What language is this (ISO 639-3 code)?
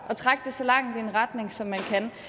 dan